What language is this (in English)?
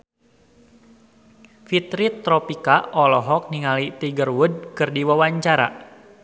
Sundanese